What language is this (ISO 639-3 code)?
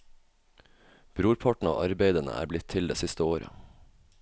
nor